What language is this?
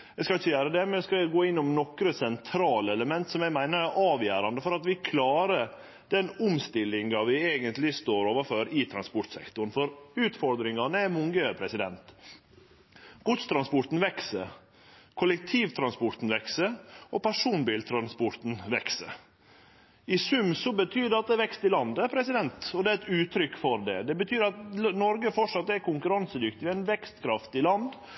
Norwegian Nynorsk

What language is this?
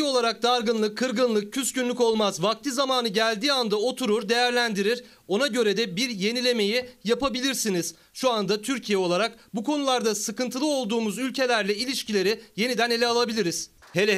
Turkish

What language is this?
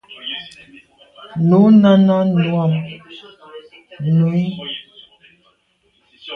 Medumba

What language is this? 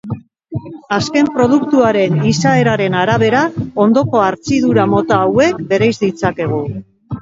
Basque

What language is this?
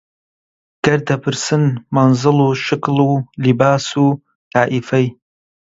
Central Kurdish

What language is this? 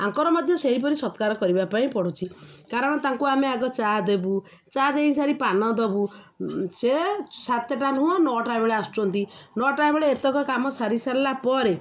Odia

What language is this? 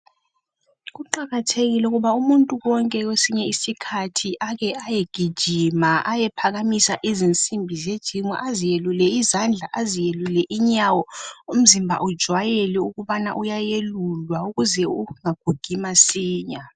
North Ndebele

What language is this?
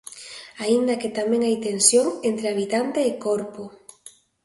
Galician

